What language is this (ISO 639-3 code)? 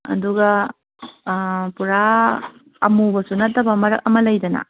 mni